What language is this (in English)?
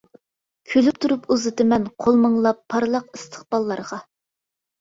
Uyghur